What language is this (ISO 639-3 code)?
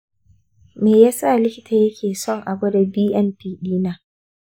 hau